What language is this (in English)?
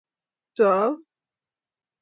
Kalenjin